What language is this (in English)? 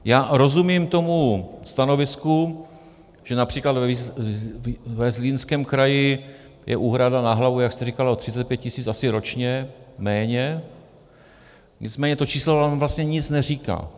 Czech